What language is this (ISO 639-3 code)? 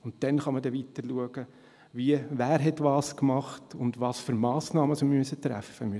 gsw